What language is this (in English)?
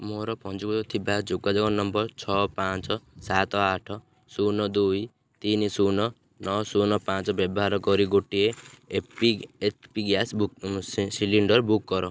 Odia